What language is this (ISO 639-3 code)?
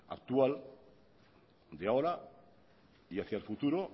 spa